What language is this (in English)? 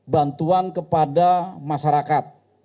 Indonesian